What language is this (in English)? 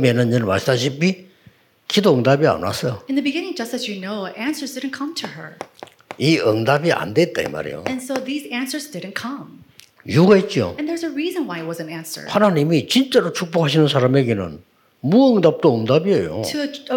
Korean